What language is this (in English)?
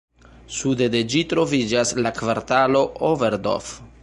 Esperanto